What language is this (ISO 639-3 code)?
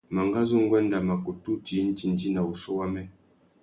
bag